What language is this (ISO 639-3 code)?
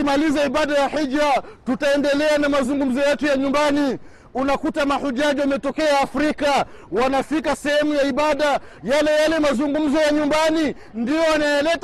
swa